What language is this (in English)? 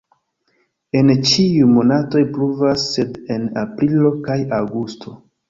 Esperanto